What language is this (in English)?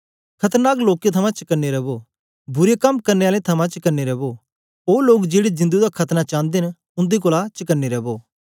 Dogri